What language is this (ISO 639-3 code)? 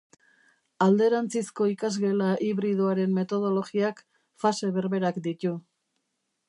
eus